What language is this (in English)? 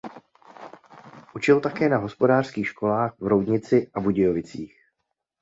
Czech